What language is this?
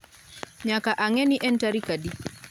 Luo (Kenya and Tanzania)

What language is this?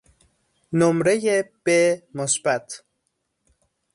Persian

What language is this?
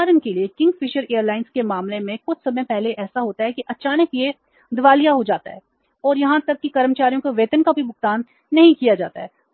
Hindi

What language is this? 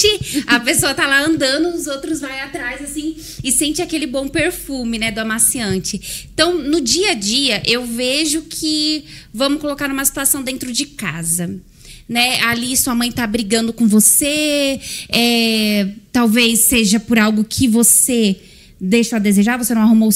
Portuguese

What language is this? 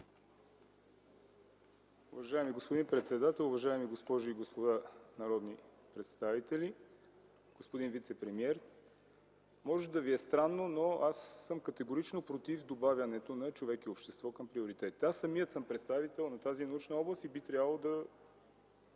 Bulgarian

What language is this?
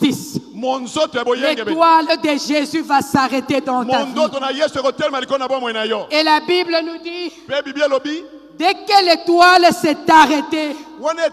French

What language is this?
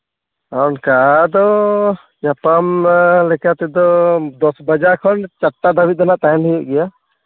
Santali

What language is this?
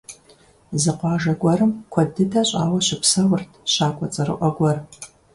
Kabardian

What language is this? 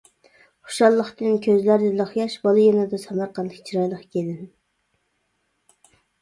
Uyghur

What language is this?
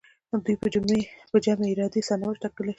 Pashto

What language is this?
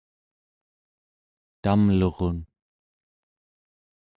Central Yupik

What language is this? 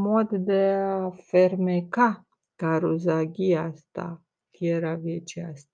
Romanian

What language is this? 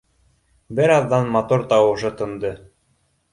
Bashkir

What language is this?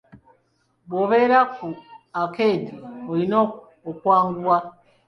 Ganda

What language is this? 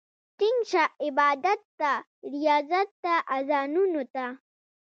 Pashto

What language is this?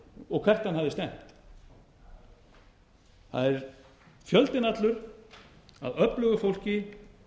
Icelandic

